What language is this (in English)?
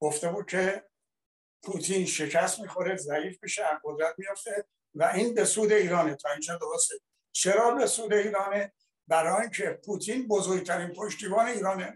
Persian